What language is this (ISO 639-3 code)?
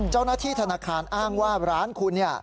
tha